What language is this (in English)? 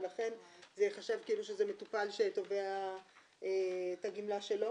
Hebrew